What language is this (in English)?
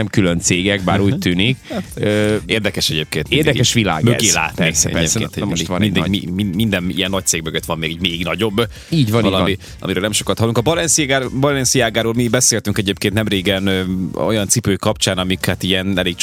Hungarian